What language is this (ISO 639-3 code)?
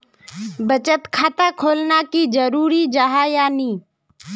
mag